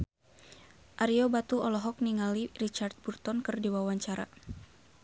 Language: Sundanese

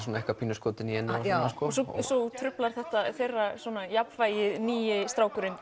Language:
Icelandic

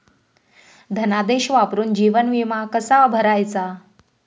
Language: Marathi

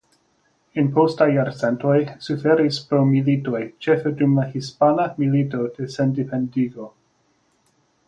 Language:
Esperanto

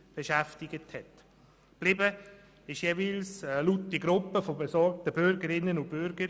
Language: Swiss German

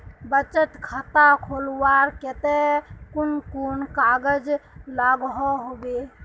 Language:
Magahi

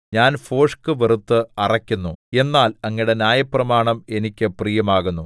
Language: Malayalam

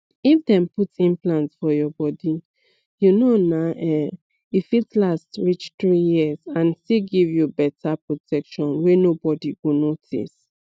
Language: Nigerian Pidgin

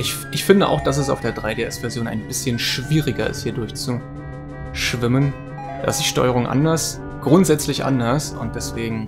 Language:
German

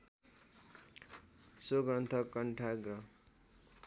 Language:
Nepali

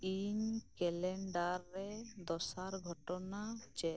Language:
Santali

